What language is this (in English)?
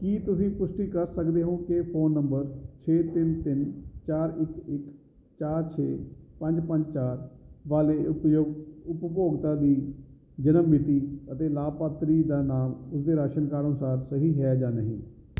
Punjabi